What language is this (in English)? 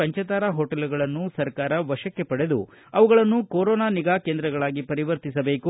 Kannada